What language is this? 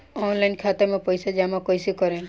Bhojpuri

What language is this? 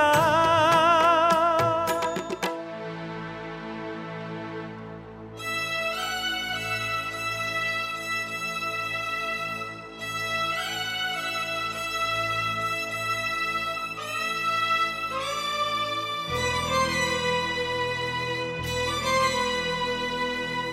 Tamil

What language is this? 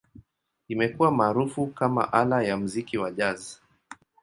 Swahili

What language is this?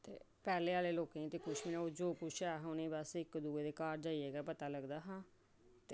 Dogri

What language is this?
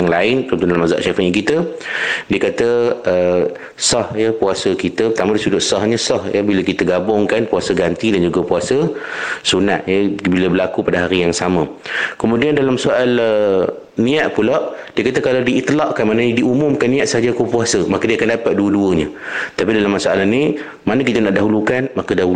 Malay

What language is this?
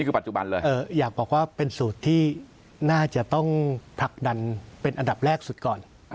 Thai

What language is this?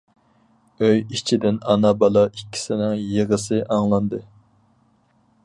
Uyghur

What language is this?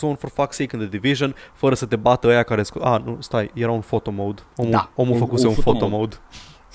Romanian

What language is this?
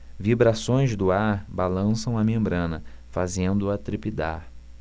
Portuguese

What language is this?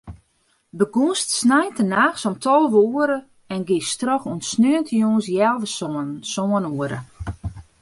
Western Frisian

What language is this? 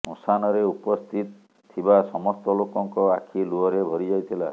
Odia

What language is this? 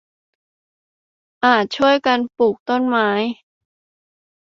Thai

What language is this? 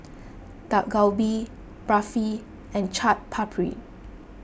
English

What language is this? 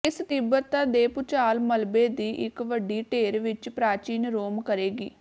Punjabi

